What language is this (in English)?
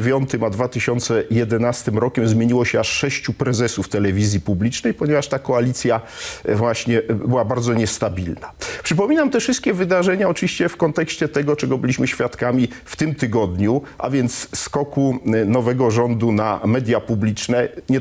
Polish